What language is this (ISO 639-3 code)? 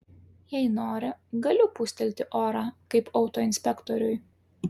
lit